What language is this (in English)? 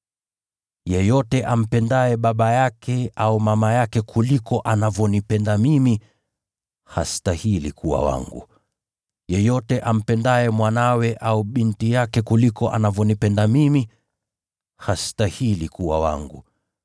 Swahili